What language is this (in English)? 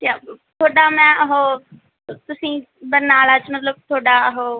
Punjabi